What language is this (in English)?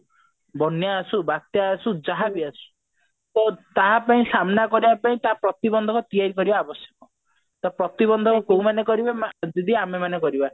Odia